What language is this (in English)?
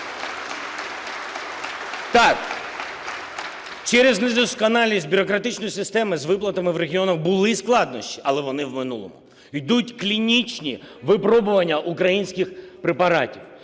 Ukrainian